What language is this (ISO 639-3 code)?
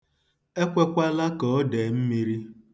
ibo